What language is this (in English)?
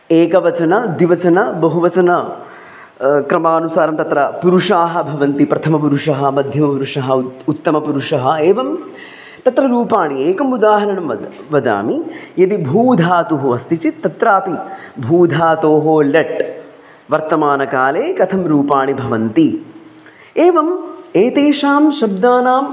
Sanskrit